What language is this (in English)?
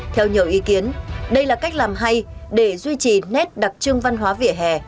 Vietnamese